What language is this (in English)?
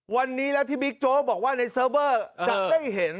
Thai